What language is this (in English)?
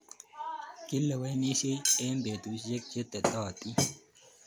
Kalenjin